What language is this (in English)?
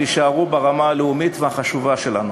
Hebrew